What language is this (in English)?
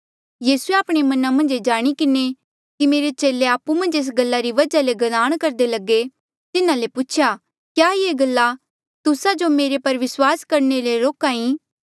Mandeali